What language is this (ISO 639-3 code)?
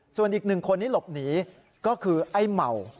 tha